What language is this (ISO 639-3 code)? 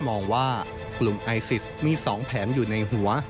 tha